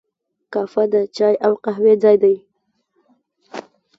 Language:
Pashto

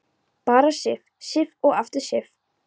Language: Icelandic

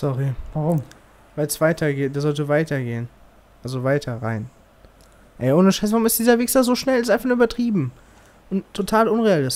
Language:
German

